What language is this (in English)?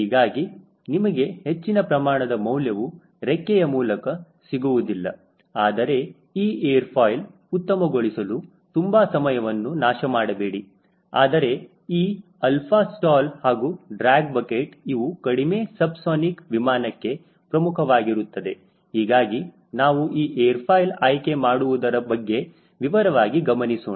Kannada